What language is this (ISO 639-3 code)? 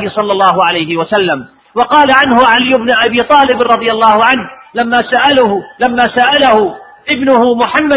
ara